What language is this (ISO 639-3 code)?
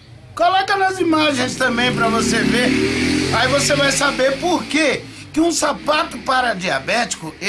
por